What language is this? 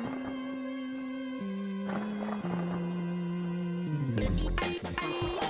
English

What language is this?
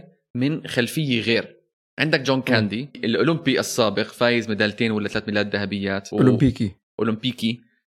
Arabic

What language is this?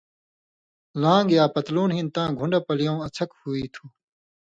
Indus Kohistani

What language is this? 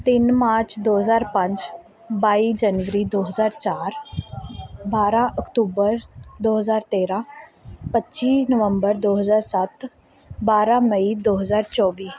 Punjabi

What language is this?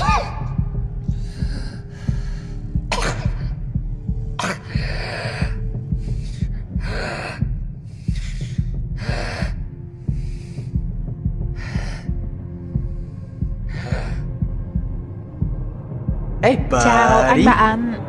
Vietnamese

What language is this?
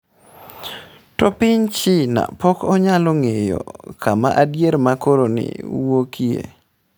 Luo (Kenya and Tanzania)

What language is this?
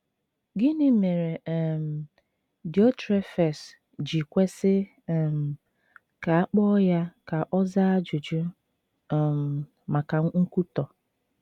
Igbo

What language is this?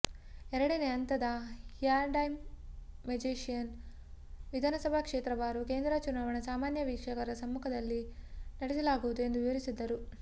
Kannada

